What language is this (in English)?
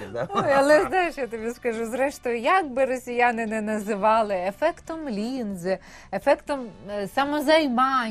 Ukrainian